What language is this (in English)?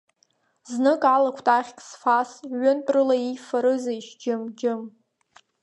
Abkhazian